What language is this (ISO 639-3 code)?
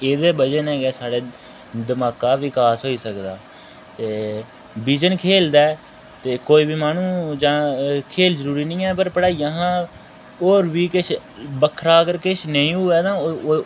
doi